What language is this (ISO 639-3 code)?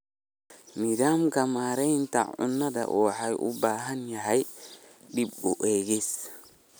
som